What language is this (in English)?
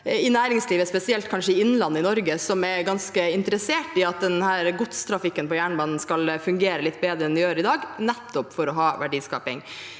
Norwegian